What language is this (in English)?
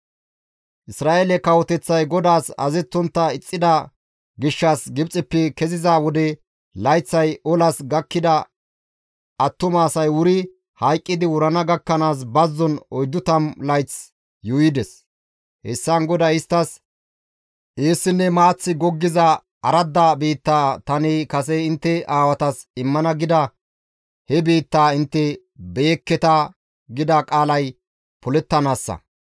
Gamo